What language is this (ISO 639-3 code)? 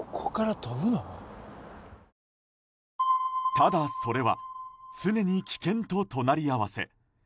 jpn